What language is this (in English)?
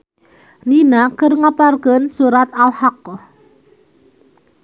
Sundanese